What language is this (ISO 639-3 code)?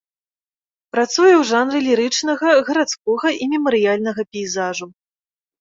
bel